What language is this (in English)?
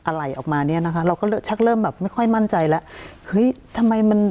Thai